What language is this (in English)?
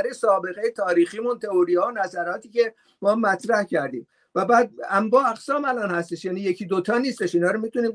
Persian